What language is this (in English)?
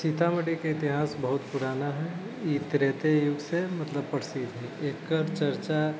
Maithili